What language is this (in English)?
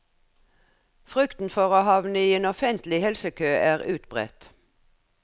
Norwegian